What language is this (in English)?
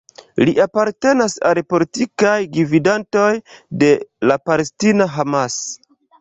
Esperanto